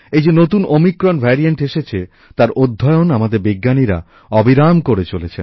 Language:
Bangla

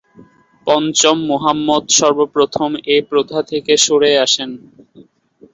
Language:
Bangla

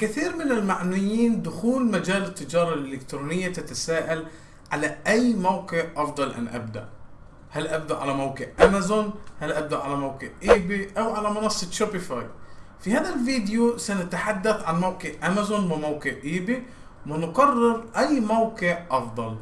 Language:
Arabic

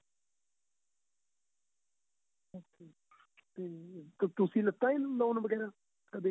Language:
Punjabi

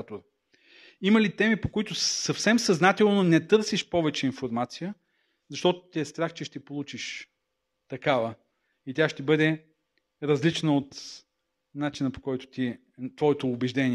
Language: Bulgarian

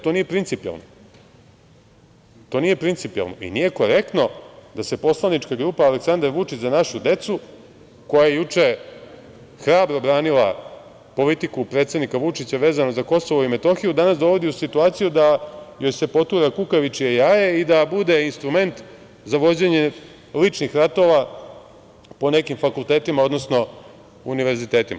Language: Serbian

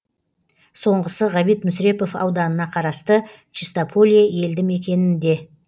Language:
Kazakh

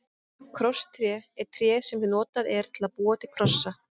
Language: Icelandic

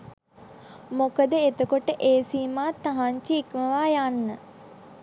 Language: Sinhala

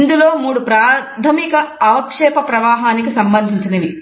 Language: Telugu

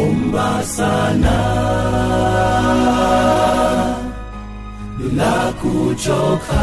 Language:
Swahili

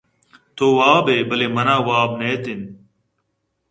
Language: Eastern Balochi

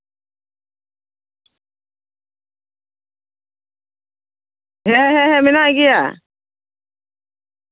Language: Santali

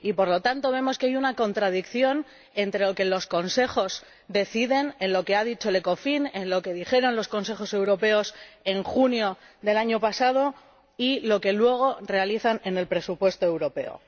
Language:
Spanish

